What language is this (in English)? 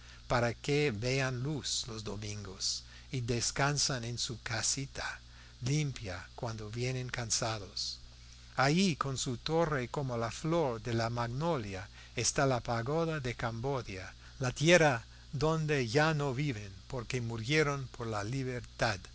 Spanish